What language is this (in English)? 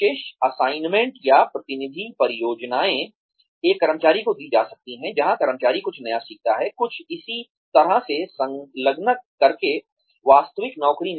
Hindi